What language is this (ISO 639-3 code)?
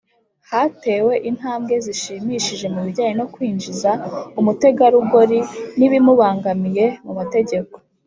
kin